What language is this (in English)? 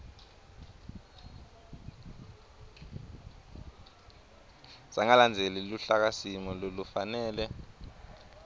Swati